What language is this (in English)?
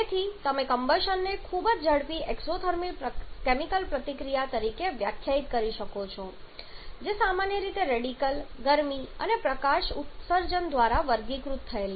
Gujarati